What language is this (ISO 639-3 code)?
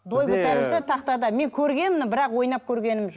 kaz